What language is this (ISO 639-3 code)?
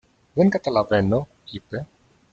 ell